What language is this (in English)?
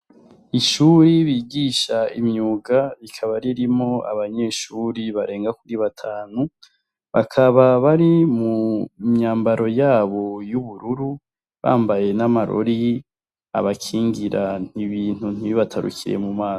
Rundi